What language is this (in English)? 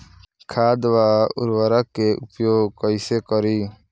Bhojpuri